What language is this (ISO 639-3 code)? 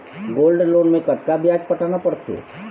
hne